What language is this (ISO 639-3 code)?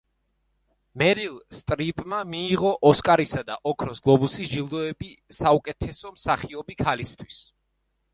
kat